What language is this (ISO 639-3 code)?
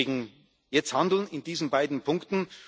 deu